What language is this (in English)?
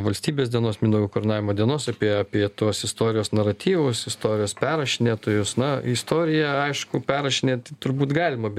Lithuanian